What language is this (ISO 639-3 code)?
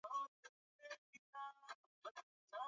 swa